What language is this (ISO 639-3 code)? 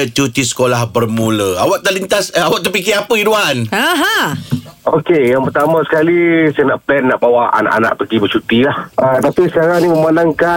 msa